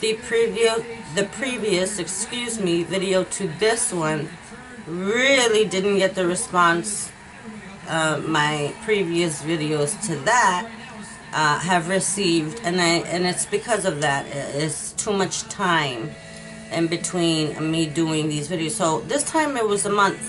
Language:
English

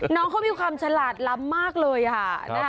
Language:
Thai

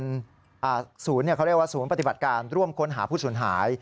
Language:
Thai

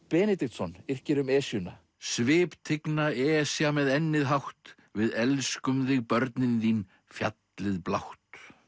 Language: Icelandic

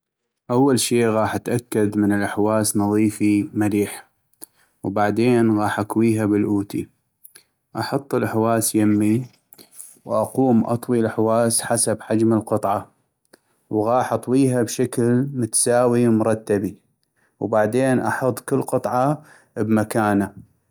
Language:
North Mesopotamian Arabic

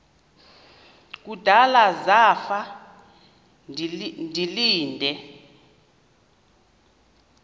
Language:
Xhosa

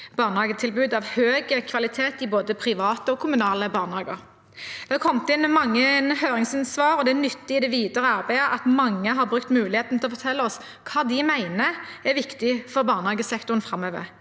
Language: Norwegian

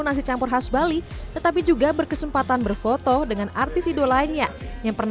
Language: Indonesian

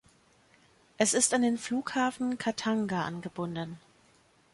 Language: German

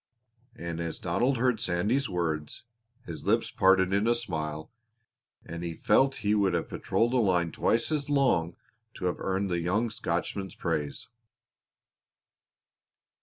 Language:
English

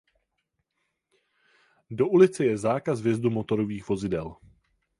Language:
Czech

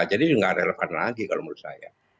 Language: Indonesian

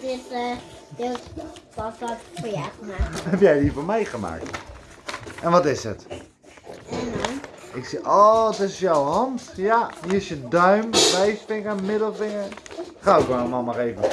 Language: Dutch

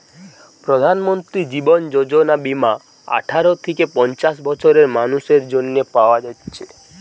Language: Bangla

